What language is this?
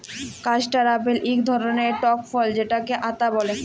Bangla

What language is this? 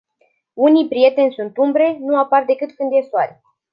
Romanian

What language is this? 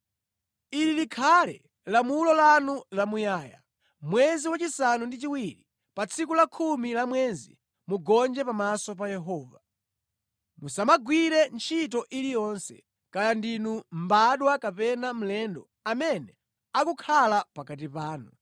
Nyanja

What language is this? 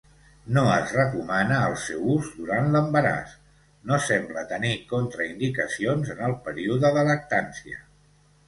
Catalan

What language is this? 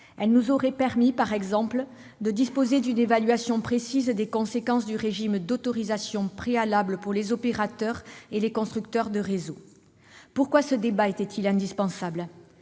French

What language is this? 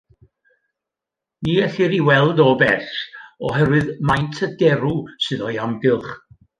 Welsh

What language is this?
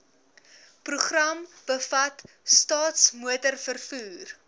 Afrikaans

